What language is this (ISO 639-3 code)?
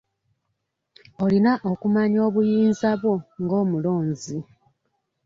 lug